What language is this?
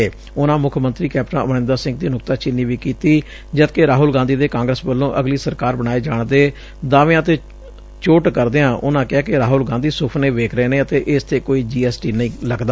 Punjabi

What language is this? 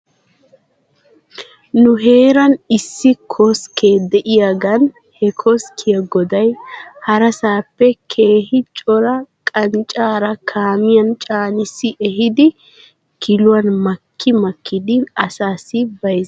Wolaytta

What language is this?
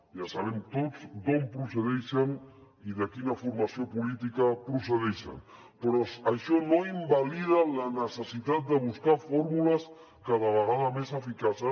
Catalan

